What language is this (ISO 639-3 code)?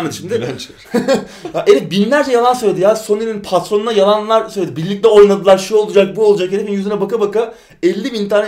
tur